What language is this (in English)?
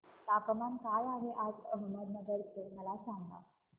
Marathi